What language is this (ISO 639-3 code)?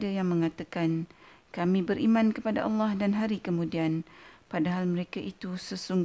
msa